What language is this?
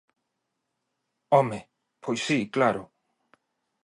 Galician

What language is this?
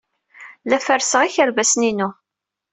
Kabyle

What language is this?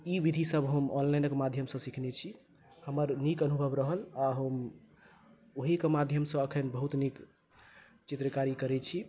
Maithili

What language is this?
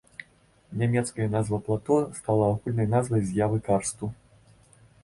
Belarusian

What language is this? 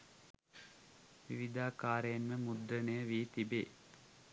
Sinhala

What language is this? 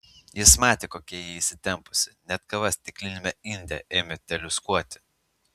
Lithuanian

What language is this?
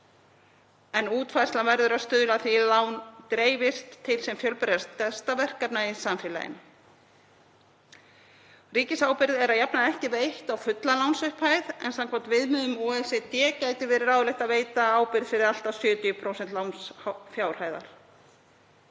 Icelandic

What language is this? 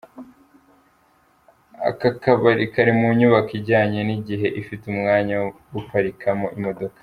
Kinyarwanda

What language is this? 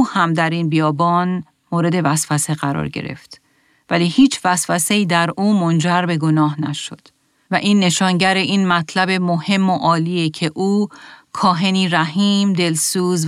Persian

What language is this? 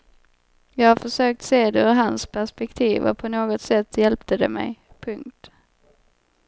Swedish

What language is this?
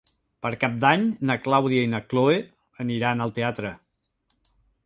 Catalan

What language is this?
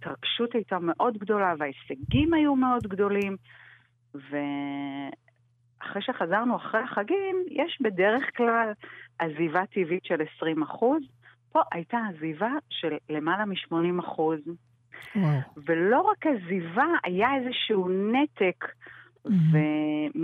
Hebrew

